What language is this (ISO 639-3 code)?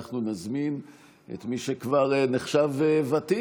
heb